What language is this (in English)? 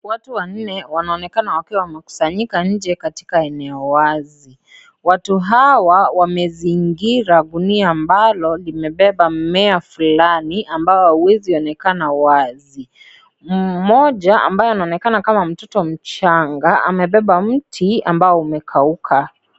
Swahili